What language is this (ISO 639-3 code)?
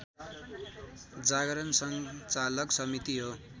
nep